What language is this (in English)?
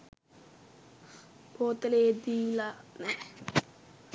Sinhala